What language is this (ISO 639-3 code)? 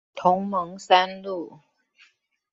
zho